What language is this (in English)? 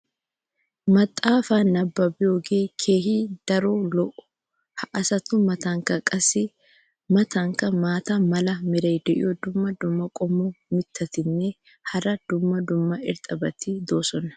Wolaytta